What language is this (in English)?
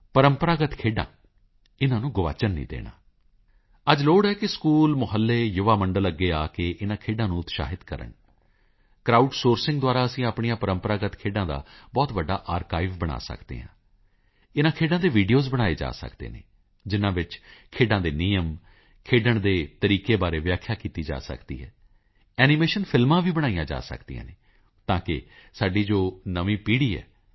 Punjabi